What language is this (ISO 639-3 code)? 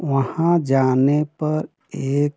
hin